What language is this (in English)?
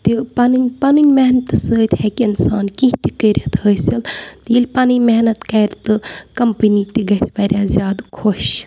Kashmiri